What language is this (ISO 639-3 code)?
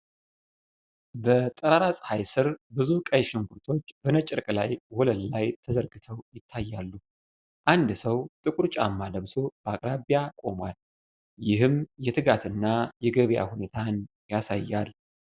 amh